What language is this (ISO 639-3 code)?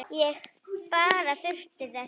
isl